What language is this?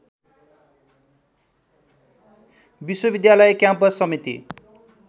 Nepali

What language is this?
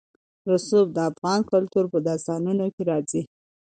Pashto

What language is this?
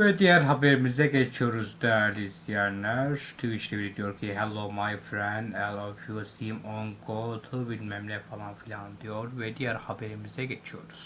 Turkish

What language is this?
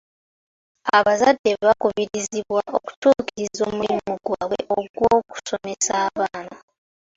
Ganda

